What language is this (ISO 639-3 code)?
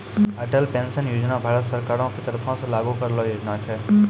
mai